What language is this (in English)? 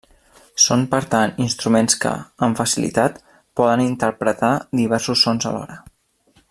Catalan